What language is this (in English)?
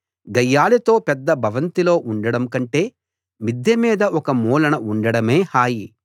Telugu